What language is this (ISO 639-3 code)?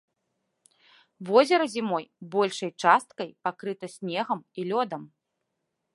bel